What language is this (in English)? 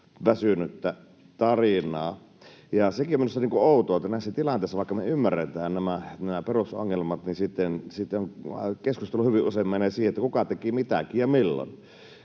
Finnish